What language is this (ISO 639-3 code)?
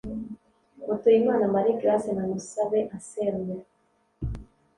kin